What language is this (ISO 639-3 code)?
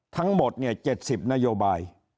tha